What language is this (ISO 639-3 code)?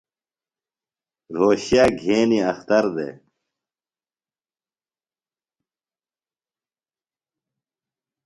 phl